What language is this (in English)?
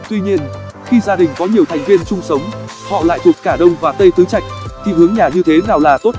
Vietnamese